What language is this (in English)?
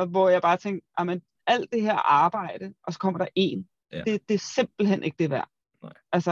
Danish